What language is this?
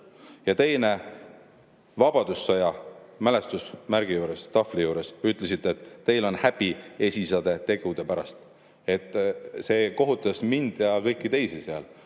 Estonian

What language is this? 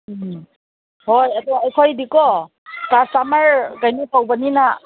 Manipuri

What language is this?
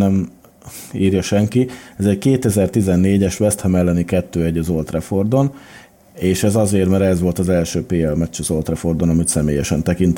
Hungarian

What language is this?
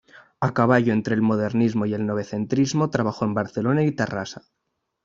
Spanish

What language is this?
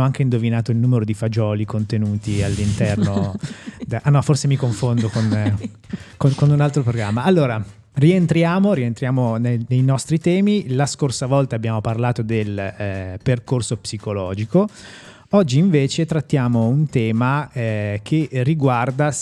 Italian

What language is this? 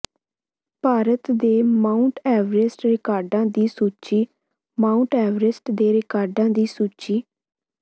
Punjabi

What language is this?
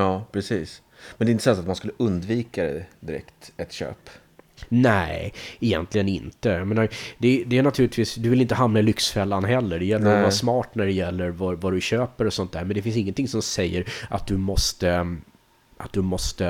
Swedish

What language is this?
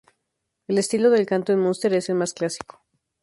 Spanish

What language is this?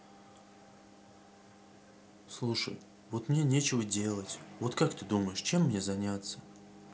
Russian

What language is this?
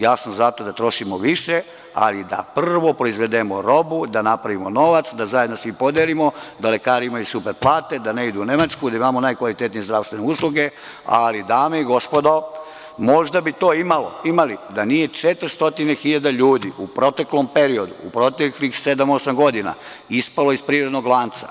Serbian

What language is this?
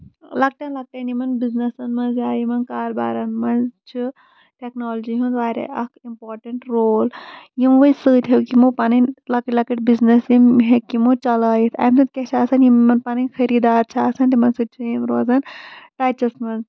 Kashmiri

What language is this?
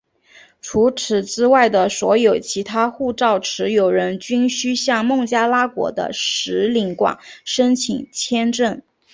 Chinese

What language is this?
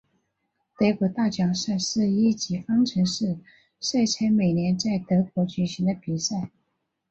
Chinese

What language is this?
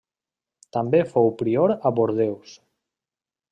Catalan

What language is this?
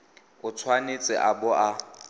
Tswana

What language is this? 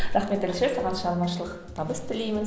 Kazakh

